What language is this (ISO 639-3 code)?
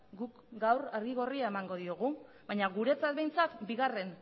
eus